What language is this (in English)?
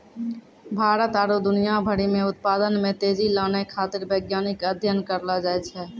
Maithili